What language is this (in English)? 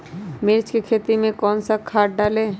Magahi